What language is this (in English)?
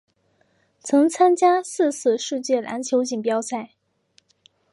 Chinese